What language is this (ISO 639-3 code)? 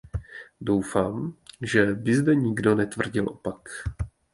ces